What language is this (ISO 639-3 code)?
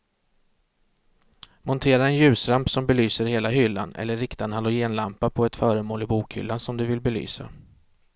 swe